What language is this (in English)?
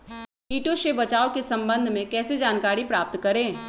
Magahi